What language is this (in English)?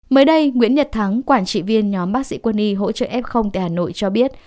Vietnamese